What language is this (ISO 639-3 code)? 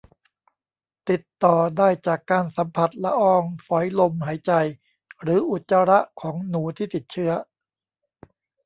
tha